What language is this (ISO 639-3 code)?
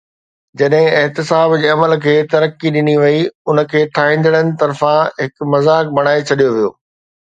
snd